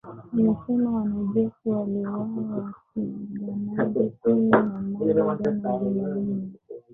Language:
Swahili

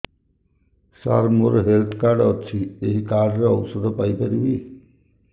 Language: Odia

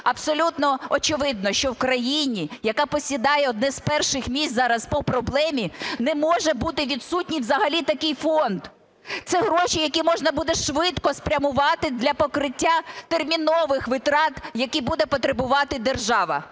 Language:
Ukrainian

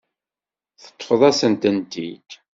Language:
Kabyle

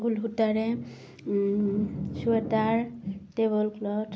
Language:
Assamese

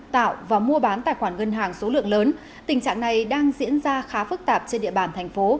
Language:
Vietnamese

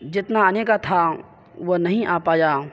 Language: Urdu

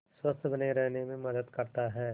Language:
Hindi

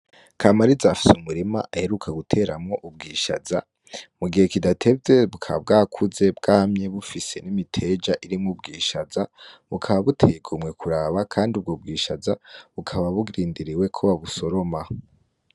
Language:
Rundi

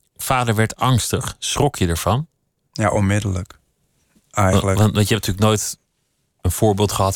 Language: Dutch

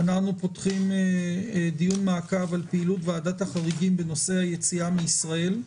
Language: Hebrew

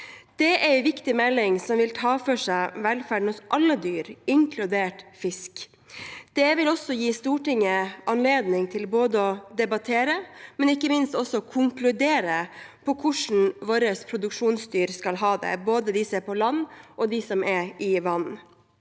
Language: Norwegian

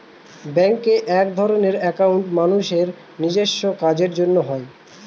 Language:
Bangla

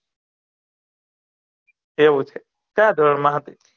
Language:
Gujarati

